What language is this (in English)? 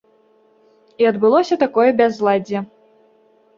Belarusian